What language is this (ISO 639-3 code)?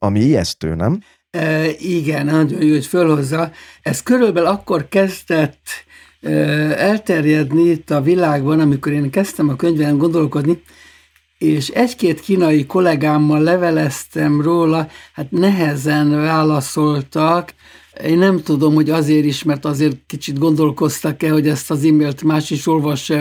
hun